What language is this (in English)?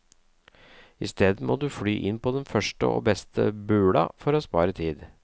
Norwegian